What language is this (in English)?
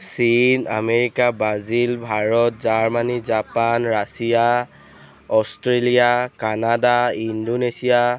Assamese